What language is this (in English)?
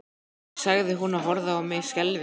Icelandic